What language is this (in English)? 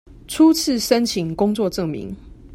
Chinese